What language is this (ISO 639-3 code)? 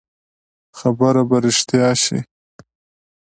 pus